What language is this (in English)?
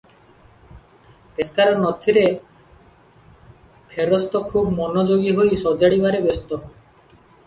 Odia